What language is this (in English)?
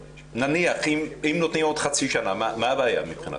Hebrew